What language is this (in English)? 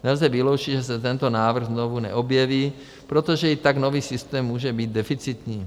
Czech